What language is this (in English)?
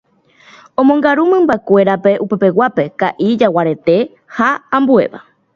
Guarani